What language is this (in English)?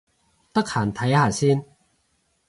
Cantonese